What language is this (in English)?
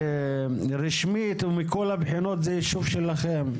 Hebrew